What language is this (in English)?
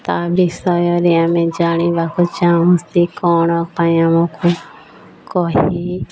Odia